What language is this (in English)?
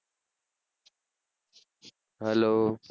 Gujarati